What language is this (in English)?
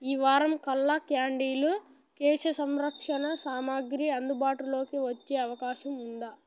Telugu